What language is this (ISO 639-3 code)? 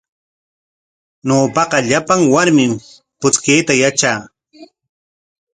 qwa